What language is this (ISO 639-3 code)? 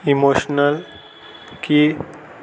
kok